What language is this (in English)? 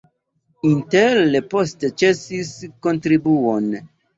Esperanto